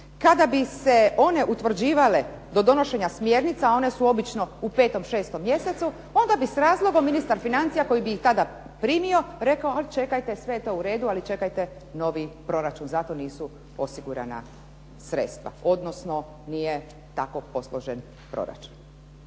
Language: Croatian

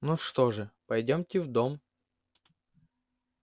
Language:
Russian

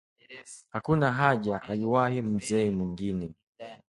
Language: Swahili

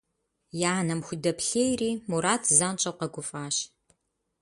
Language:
Kabardian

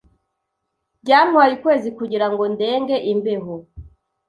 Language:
Kinyarwanda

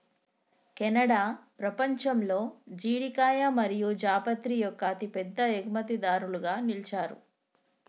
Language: Telugu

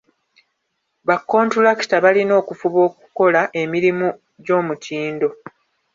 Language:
Ganda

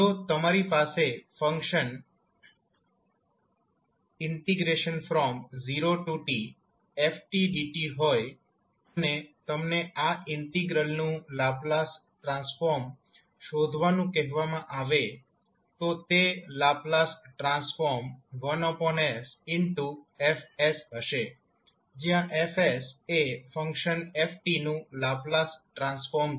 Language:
Gujarati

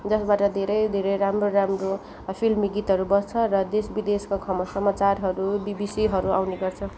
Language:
Nepali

